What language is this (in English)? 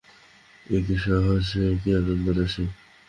Bangla